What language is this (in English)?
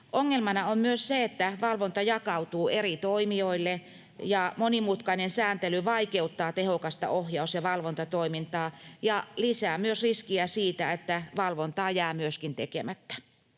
Finnish